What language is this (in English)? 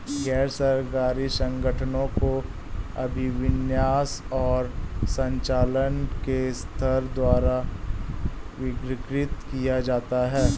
Hindi